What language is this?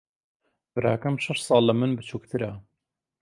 Central Kurdish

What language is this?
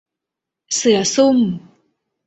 Thai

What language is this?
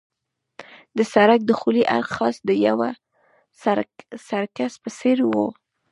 Pashto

